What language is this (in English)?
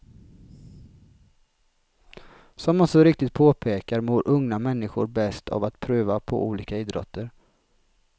Swedish